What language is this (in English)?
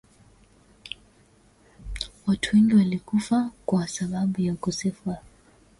Swahili